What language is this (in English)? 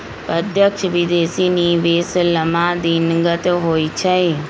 Magahi